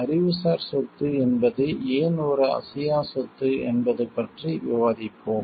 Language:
Tamil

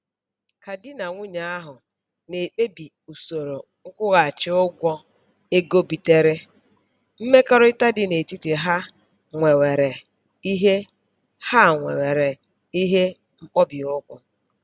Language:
Igbo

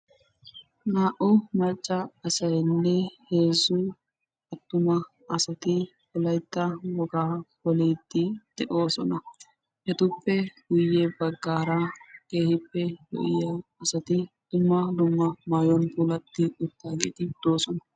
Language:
Wolaytta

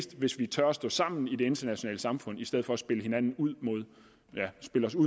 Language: Danish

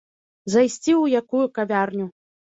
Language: Belarusian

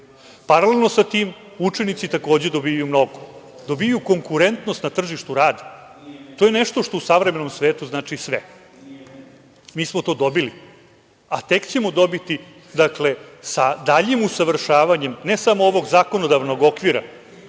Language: Serbian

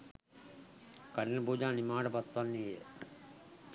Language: Sinhala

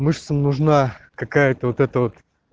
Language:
Russian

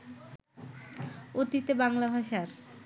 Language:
Bangla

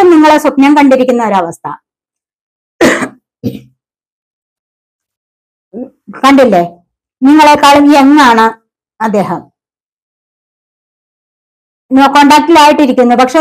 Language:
Arabic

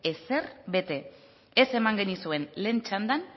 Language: Basque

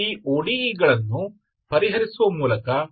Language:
Kannada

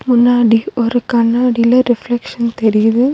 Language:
Tamil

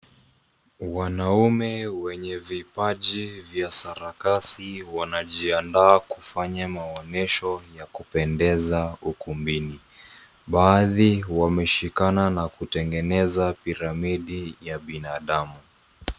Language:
Swahili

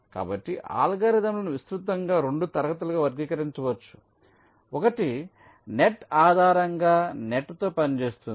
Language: Telugu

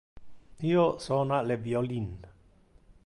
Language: Interlingua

